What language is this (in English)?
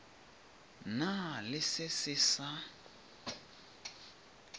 Northern Sotho